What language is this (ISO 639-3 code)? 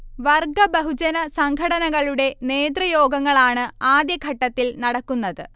mal